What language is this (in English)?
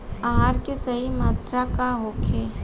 Bhojpuri